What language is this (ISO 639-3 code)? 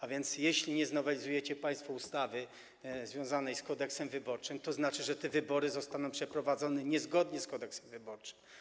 pol